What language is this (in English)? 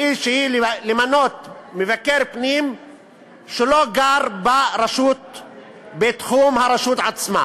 Hebrew